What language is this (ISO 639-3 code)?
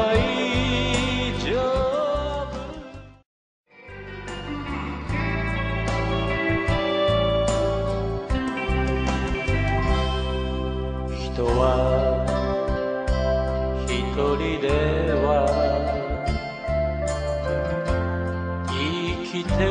spa